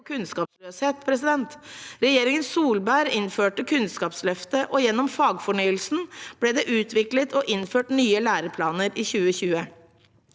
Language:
Norwegian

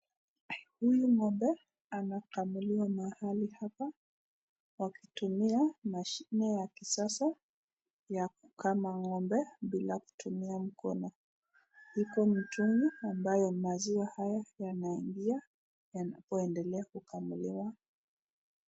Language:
Swahili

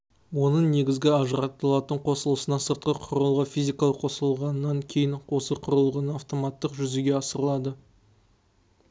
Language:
Kazakh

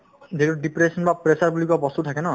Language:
Assamese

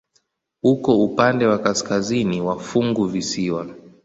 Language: Swahili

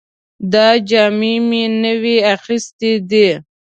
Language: Pashto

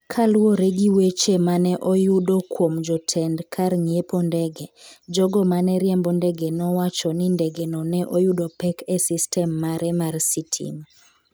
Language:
Luo (Kenya and Tanzania)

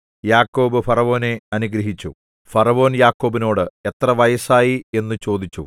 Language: Malayalam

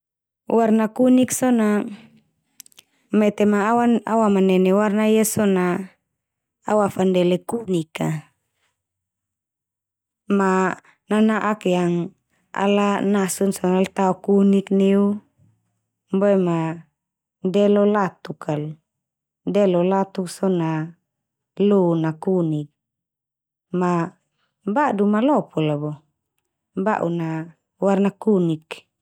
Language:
Termanu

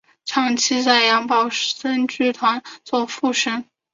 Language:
Chinese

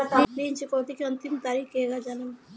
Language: Bhojpuri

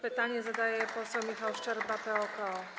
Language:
Polish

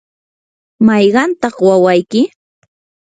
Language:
Yanahuanca Pasco Quechua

